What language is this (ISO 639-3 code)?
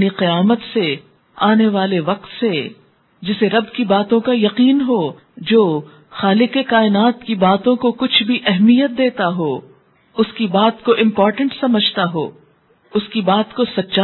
urd